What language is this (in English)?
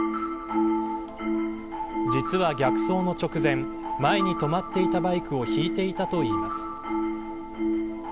Japanese